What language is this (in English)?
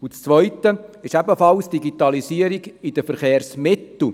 Swiss German